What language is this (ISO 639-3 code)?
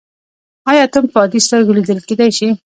pus